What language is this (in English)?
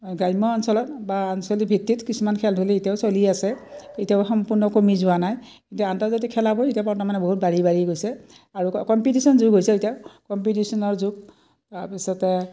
Assamese